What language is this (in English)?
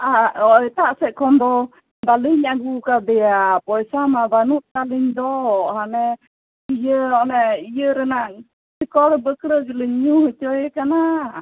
Santali